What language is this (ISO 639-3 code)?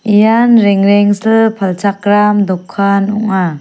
grt